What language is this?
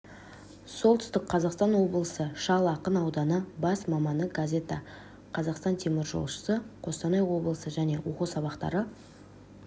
Kazakh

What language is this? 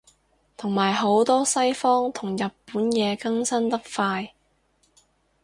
Cantonese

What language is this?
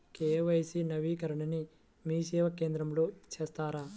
Telugu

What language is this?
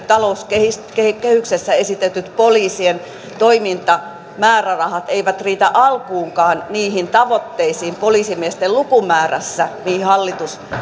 Finnish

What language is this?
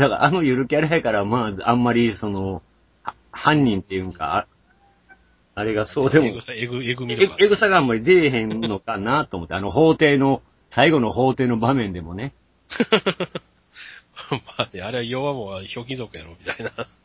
Japanese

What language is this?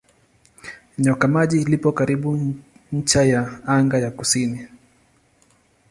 Swahili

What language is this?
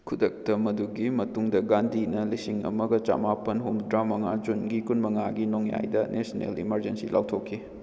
Manipuri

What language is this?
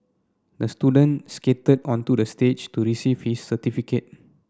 English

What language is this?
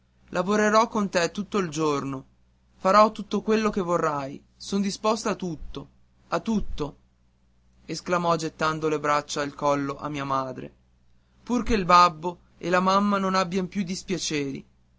Italian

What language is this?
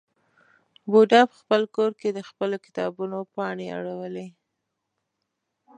Pashto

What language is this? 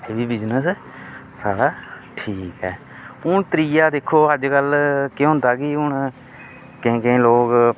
Dogri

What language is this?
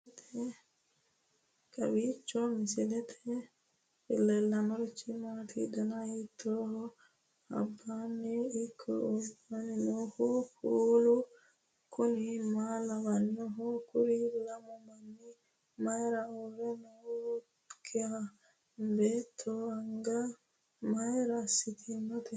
Sidamo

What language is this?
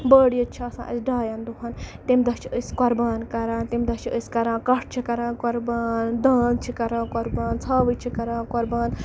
Kashmiri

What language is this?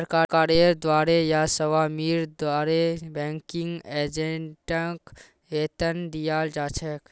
Magahi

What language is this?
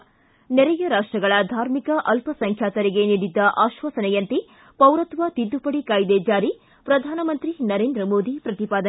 Kannada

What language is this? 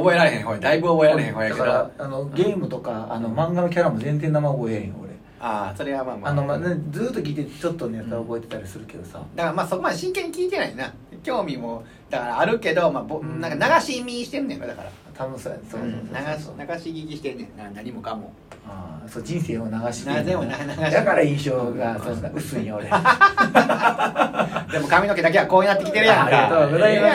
Japanese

